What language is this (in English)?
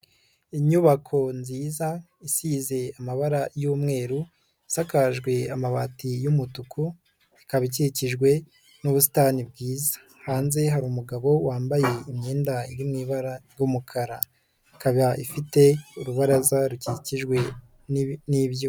Kinyarwanda